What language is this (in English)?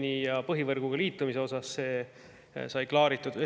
Estonian